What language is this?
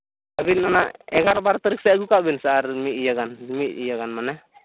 Santali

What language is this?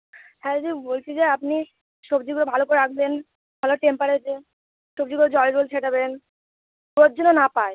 Bangla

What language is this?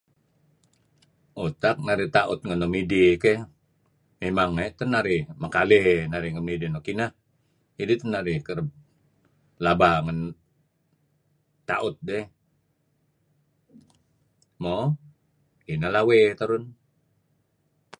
Kelabit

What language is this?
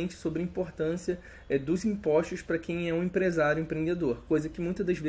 Portuguese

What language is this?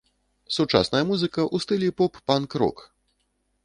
Belarusian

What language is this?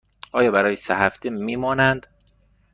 Persian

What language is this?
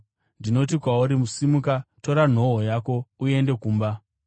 Shona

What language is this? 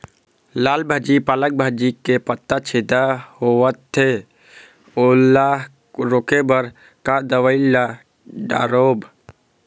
Chhattisgarhi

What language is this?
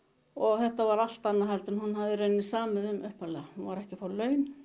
Icelandic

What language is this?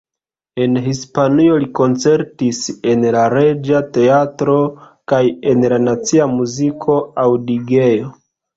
Esperanto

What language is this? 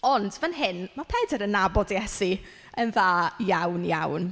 Welsh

